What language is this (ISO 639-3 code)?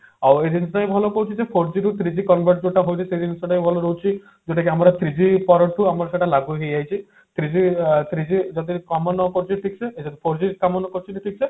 ori